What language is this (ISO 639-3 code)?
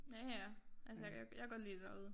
dan